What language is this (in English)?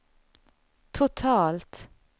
Swedish